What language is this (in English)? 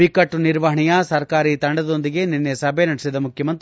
Kannada